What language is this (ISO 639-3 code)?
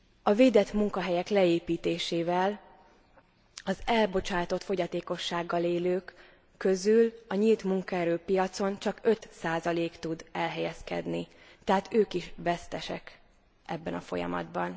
hun